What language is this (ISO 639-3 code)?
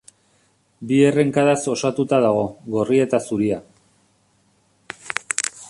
eus